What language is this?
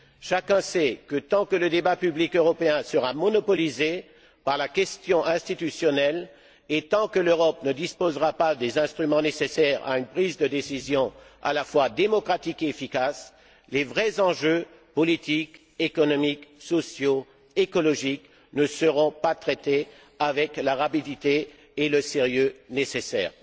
French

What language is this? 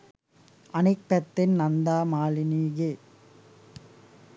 Sinhala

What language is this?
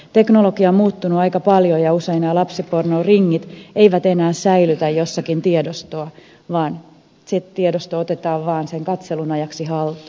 Finnish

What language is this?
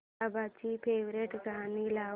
Marathi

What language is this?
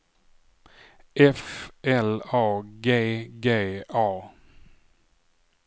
Swedish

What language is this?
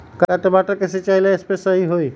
Magahi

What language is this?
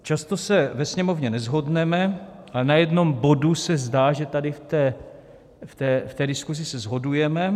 Czech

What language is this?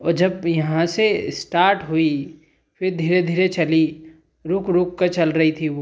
Hindi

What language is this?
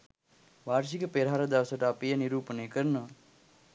Sinhala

